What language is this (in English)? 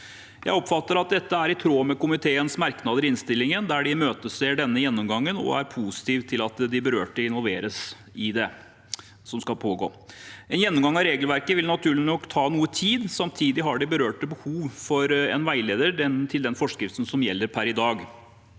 Norwegian